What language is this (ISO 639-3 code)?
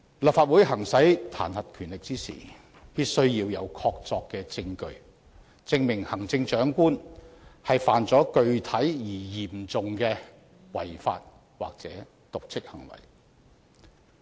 yue